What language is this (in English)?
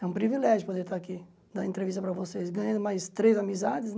Portuguese